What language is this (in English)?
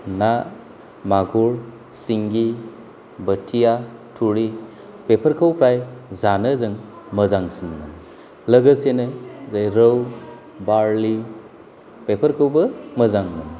Bodo